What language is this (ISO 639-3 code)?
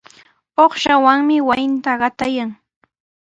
qws